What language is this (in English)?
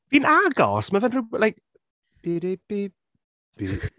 Welsh